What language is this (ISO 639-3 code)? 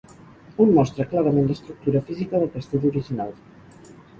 cat